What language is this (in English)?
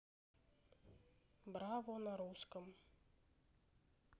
Russian